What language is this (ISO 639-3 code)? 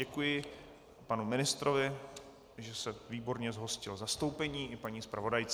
ces